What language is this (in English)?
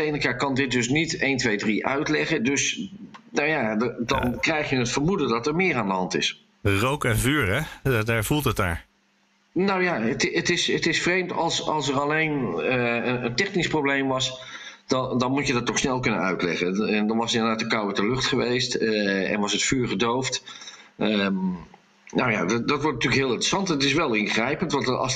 Dutch